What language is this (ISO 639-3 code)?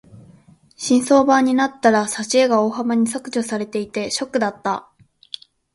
jpn